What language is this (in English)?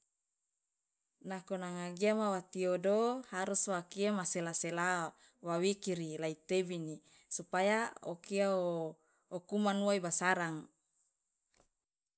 Loloda